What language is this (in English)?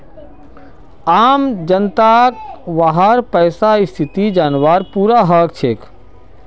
Magahi